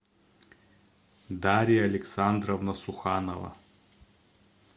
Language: Russian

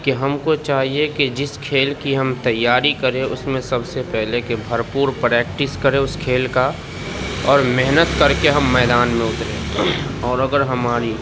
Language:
Urdu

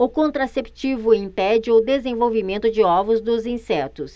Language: Portuguese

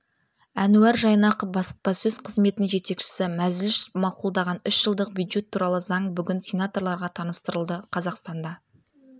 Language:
Kazakh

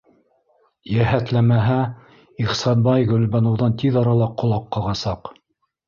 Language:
Bashkir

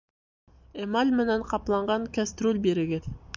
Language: Bashkir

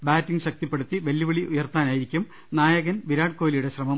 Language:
Malayalam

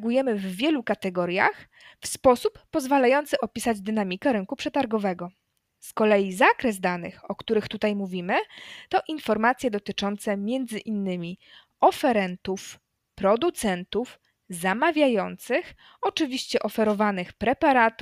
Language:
Polish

